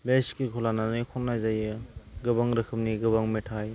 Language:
Bodo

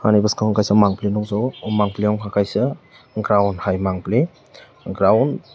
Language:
Kok Borok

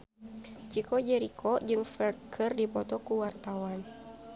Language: Sundanese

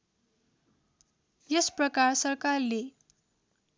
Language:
Nepali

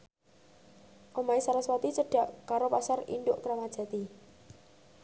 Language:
Javanese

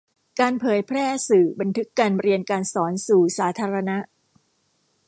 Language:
Thai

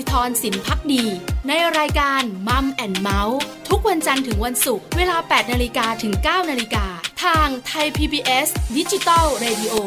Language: Thai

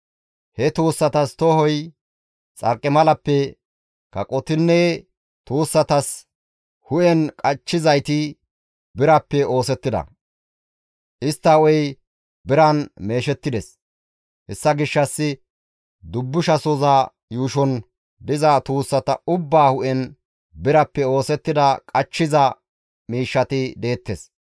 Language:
Gamo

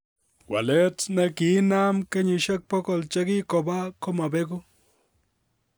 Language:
Kalenjin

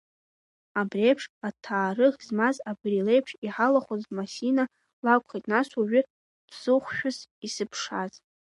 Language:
Abkhazian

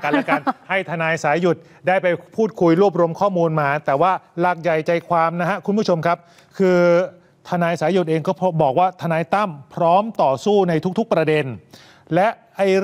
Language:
Thai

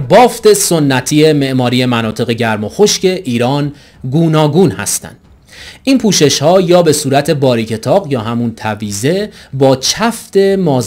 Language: Persian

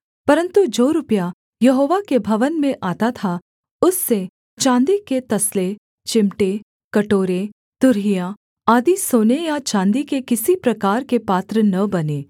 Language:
Hindi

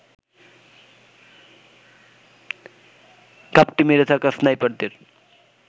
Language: Bangla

